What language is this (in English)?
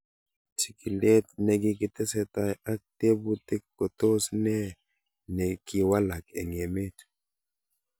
Kalenjin